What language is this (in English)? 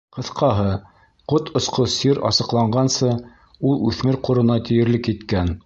Bashkir